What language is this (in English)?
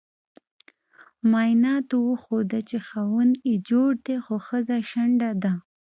Pashto